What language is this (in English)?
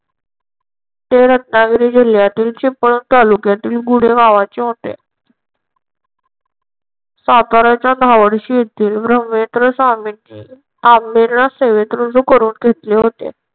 Marathi